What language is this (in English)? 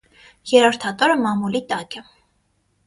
Armenian